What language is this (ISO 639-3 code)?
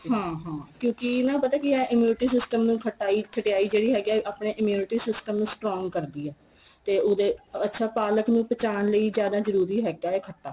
pan